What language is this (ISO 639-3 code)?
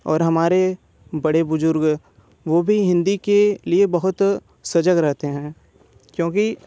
hin